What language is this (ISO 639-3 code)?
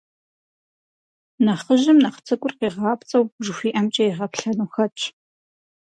kbd